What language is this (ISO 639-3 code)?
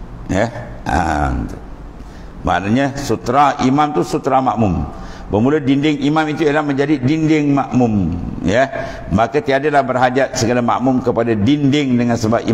msa